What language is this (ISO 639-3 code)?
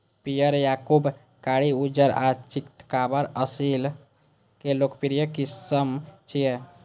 mai